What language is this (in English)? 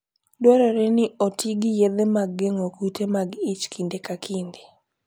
Luo (Kenya and Tanzania)